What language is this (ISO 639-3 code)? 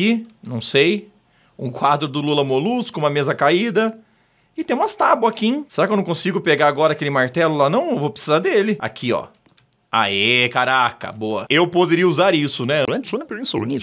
por